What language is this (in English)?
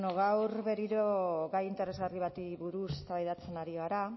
Basque